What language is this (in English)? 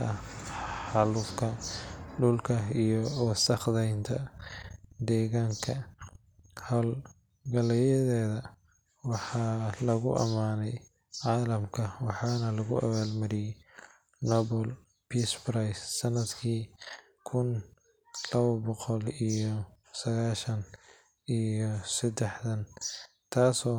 Somali